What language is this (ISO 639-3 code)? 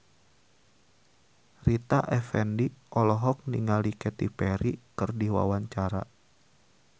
sun